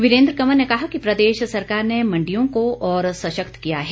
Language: Hindi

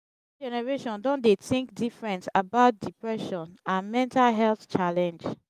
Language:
Nigerian Pidgin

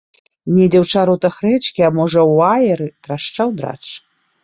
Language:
Belarusian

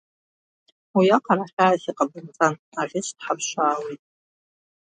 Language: Abkhazian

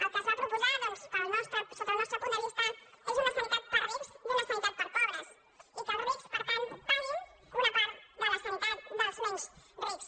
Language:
Catalan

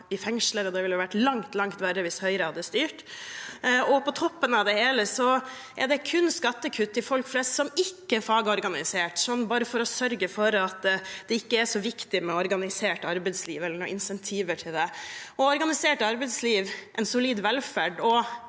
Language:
Norwegian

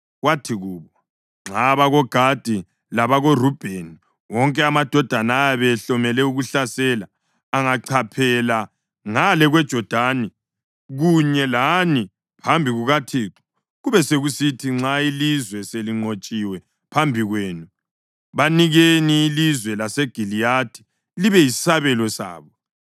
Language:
North Ndebele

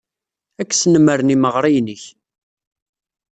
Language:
Kabyle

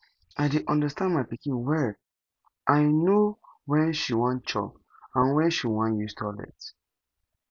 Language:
Nigerian Pidgin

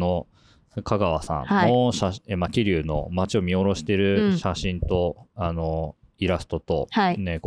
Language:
Japanese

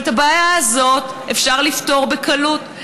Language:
Hebrew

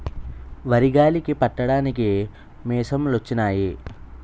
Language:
Telugu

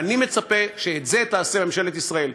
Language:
Hebrew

